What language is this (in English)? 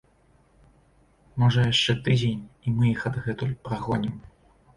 Belarusian